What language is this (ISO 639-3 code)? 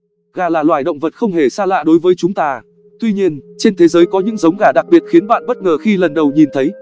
vie